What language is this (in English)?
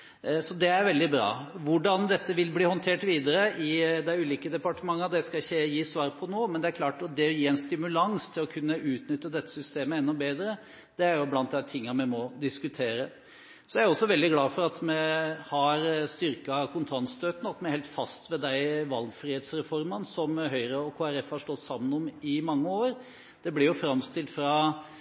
Norwegian Bokmål